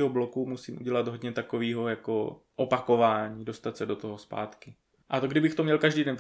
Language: Czech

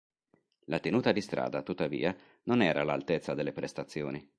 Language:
Italian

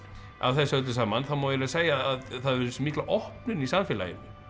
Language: Icelandic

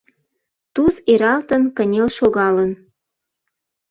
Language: Mari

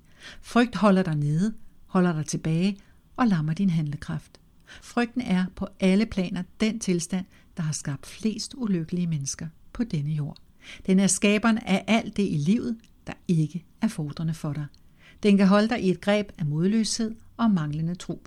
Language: Danish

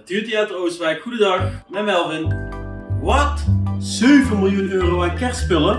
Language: Dutch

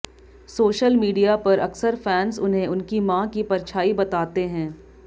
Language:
Hindi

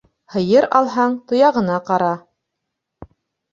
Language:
Bashkir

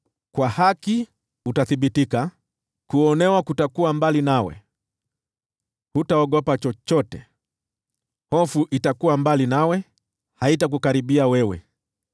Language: Swahili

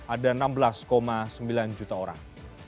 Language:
Indonesian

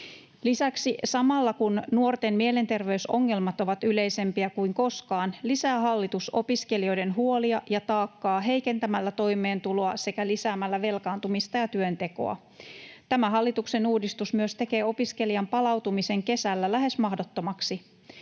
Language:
Finnish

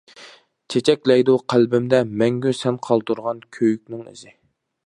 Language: Uyghur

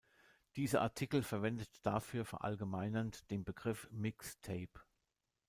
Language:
German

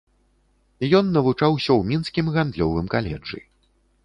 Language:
Belarusian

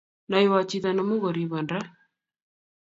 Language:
Kalenjin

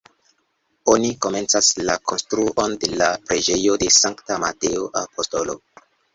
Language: Esperanto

